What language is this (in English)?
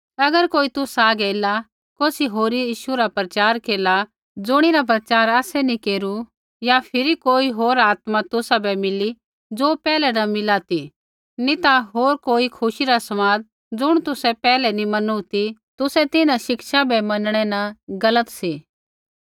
Kullu Pahari